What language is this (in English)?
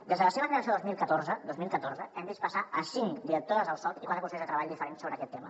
Catalan